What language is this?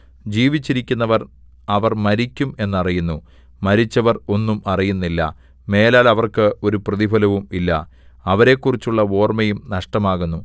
Malayalam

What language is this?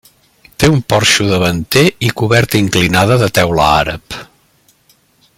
Catalan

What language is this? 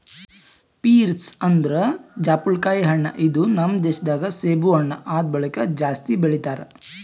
Kannada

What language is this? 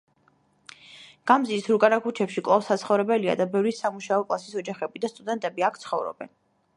Georgian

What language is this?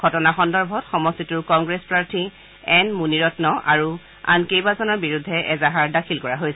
Assamese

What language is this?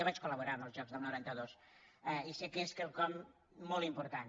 Catalan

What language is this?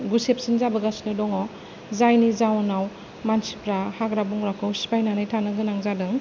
Bodo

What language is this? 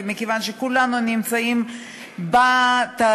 Hebrew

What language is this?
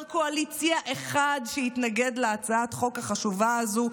Hebrew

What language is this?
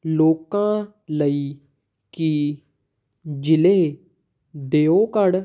Punjabi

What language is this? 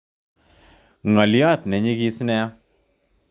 Kalenjin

